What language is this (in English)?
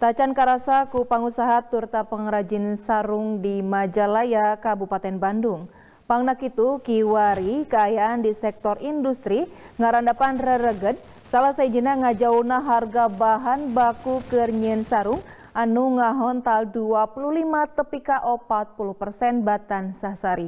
Indonesian